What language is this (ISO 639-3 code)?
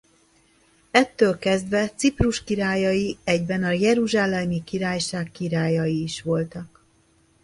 hun